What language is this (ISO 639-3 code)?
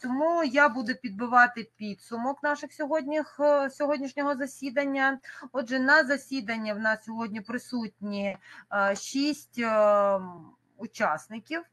ukr